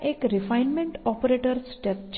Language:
Gujarati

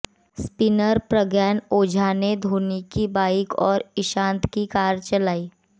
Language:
Hindi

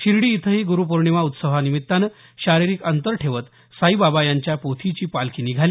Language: Marathi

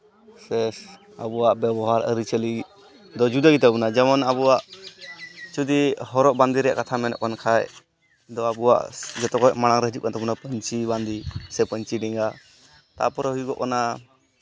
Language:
Santali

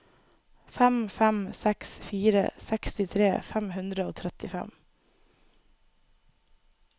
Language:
Norwegian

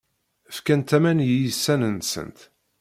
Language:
Kabyle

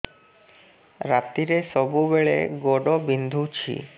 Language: Odia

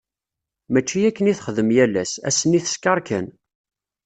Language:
Kabyle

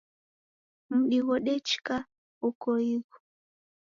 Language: Taita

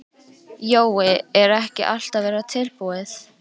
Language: Icelandic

